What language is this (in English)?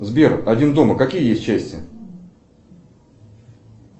Russian